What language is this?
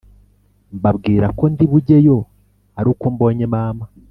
Kinyarwanda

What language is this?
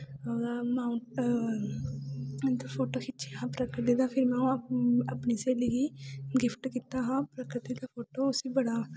Dogri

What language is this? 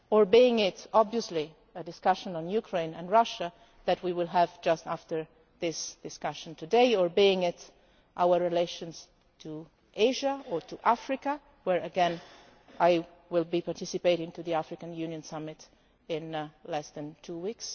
English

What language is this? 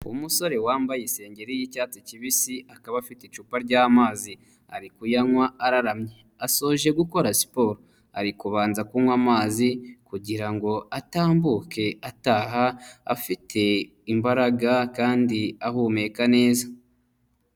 Kinyarwanda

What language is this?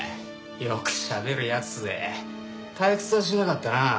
Japanese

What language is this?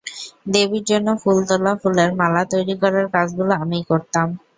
Bangla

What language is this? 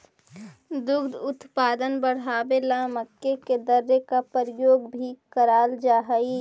Magahi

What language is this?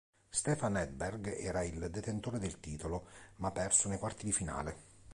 Italian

